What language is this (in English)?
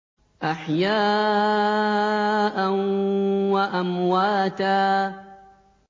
Arabic